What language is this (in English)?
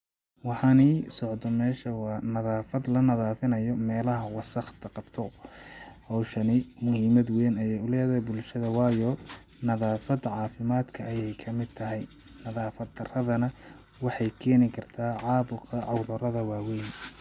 Somali